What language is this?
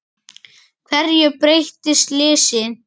Icelandic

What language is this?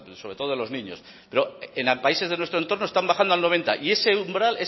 Spanish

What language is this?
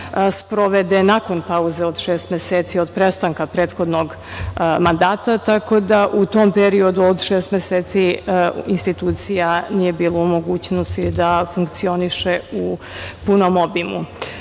Serbian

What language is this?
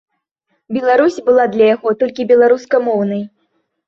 Belarusian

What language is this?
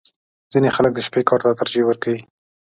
Pashto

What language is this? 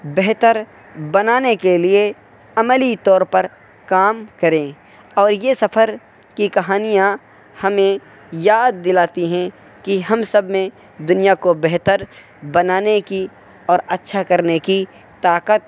Urdu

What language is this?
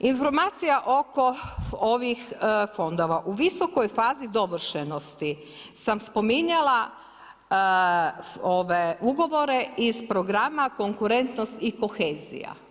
Croatian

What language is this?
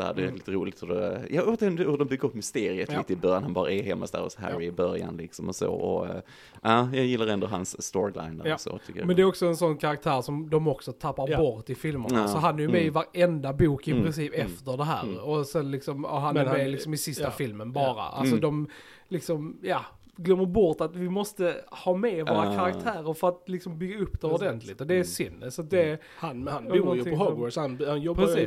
Swedish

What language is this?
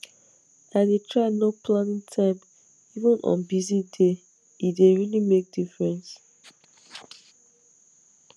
Nigerian Pidgin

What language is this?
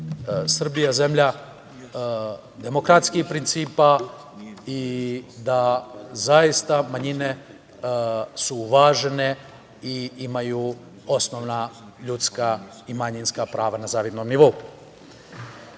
Serbian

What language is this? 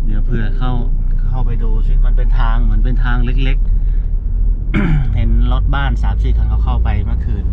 Thai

